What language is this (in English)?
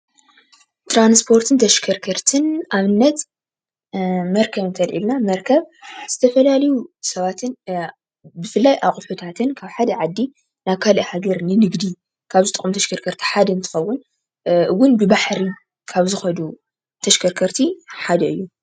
Tigrinya